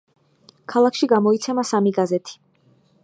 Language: Georgian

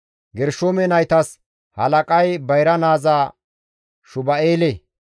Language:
Gamo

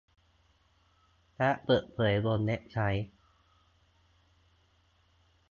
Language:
Thai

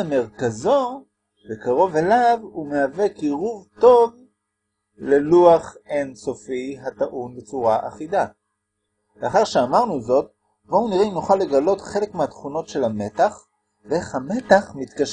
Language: Hebrew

